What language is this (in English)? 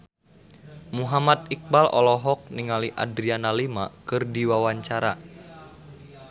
Sundanese